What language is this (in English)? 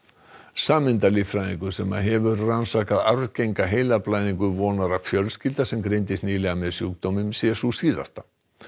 Icelandic